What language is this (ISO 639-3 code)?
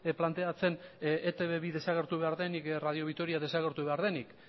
eus